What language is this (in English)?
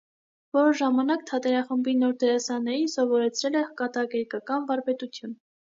Armenian